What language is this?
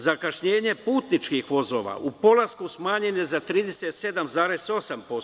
Serbian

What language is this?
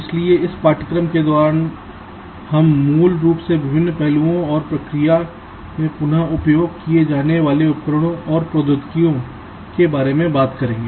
Hindi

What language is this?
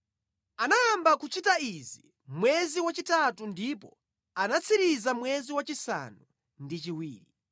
Nyanja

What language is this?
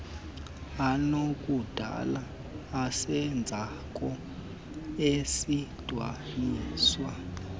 Xhosa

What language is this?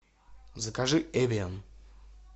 Russian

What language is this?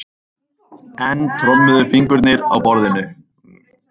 Icelandic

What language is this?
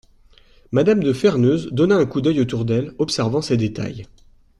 French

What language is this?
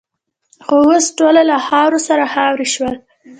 Pashto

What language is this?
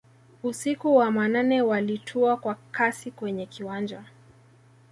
Swahili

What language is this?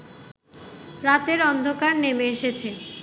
Bangla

